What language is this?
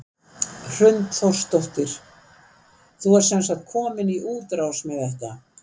Icelandic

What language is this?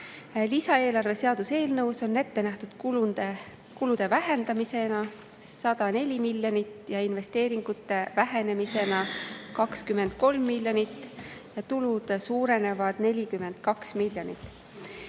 Estonian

